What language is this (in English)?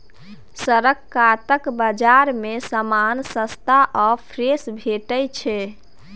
Maithili